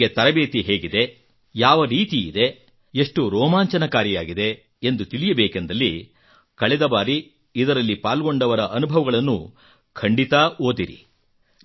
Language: Kannada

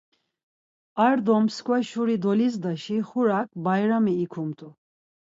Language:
Laz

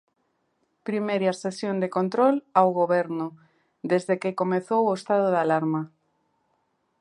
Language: Galician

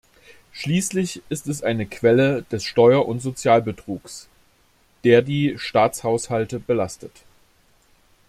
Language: German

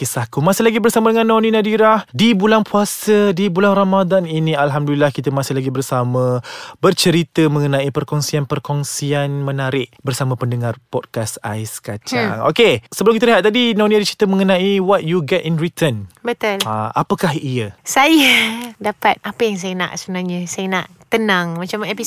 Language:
Malay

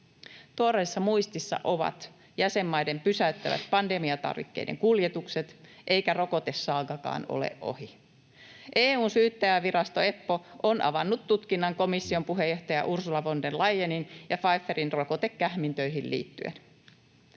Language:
Finnish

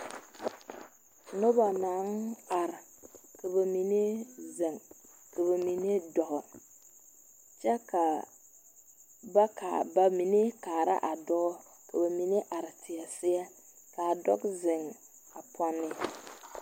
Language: Southern Dagaare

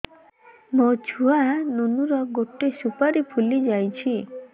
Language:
Odia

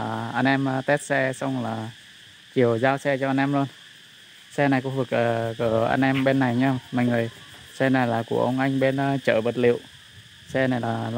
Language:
Vietnamese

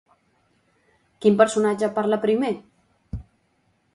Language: Catalan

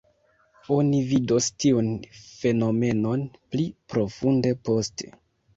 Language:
Esperanto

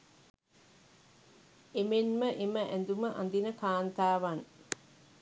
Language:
Sinhala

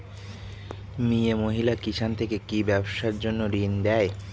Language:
Bangla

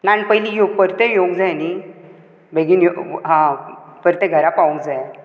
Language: Konkani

